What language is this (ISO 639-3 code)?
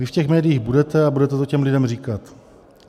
ces